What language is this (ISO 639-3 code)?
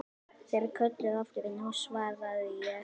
isl